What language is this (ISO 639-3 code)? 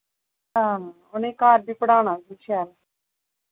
doi